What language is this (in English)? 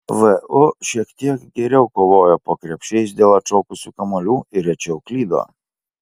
Lithuanian